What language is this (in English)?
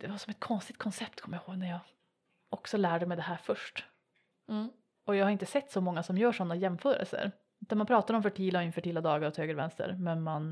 Swedish